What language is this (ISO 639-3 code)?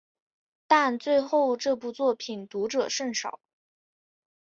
zho